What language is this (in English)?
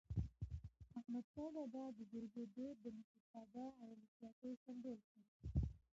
Pashto